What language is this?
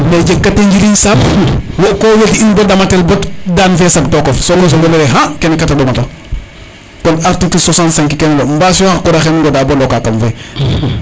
Serer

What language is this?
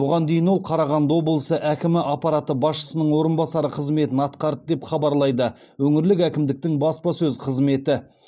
Kazakh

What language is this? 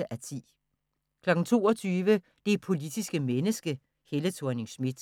Danish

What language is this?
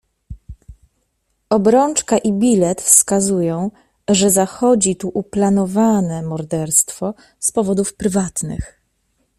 Polish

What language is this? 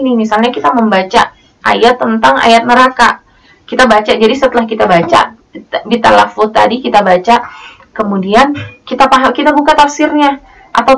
Indonesian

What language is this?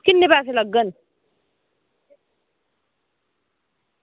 Dogri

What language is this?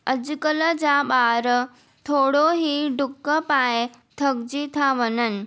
Sindhi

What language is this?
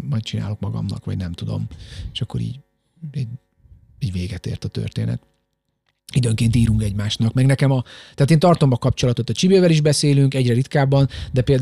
Hungarian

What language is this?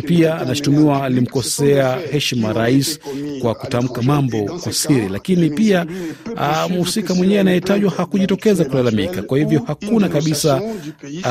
Swahili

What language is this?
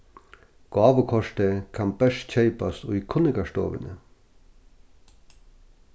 Faroese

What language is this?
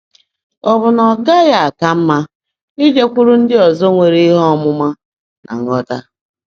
Igbo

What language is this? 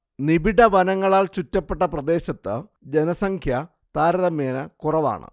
Malayalam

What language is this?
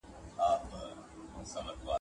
Pashto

